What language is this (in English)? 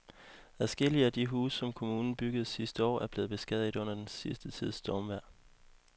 Danish